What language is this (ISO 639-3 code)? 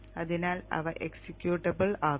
mal